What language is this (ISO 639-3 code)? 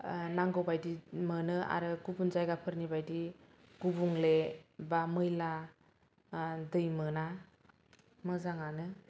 brx